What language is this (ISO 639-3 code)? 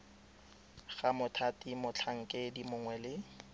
tsn